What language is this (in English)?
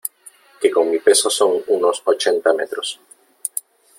Spanish